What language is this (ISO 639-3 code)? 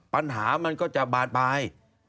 tha